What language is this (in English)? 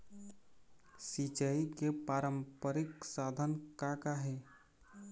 Chhattisgarhi